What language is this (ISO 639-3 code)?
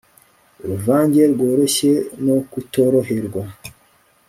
kin